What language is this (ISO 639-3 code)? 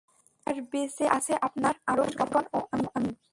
ben